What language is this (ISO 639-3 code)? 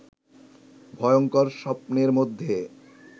ben